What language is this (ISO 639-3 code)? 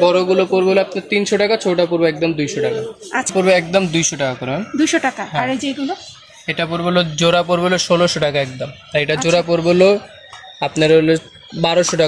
hin